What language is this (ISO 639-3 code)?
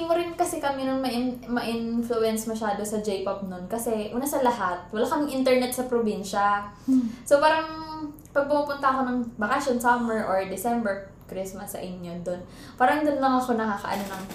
fil